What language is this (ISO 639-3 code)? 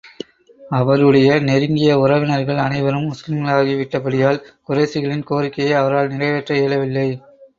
tam